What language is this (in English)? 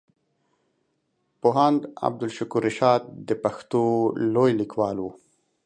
Pashto